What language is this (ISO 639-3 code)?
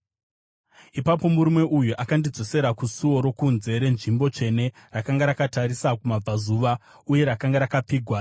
sna